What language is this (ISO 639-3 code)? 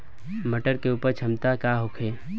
bho